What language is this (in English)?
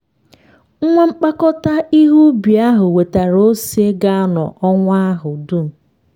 Igbo